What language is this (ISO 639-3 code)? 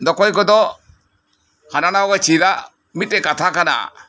sat